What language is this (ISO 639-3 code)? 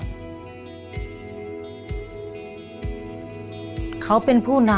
tha